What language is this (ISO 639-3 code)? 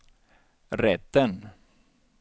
swe